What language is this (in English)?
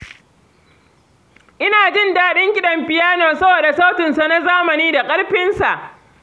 Hausa